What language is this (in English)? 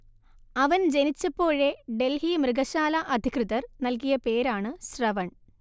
Malayalam